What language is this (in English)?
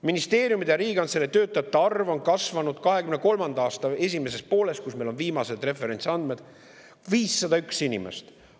Estonian